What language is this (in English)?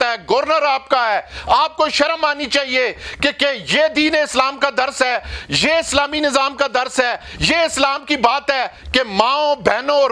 Hindi